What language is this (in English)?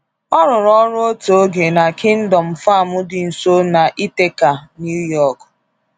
Igbo